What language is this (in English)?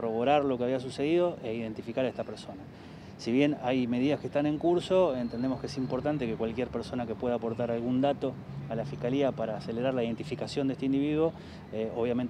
Spanish